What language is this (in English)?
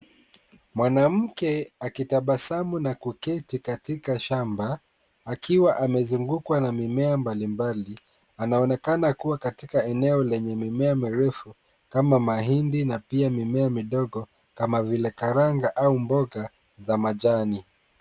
Swahili